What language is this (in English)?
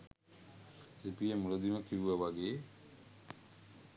Sinhala